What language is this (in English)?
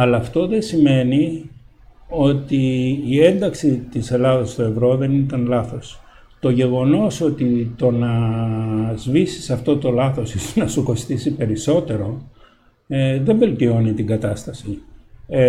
Greek